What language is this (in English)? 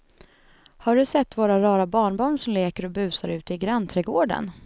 Swedish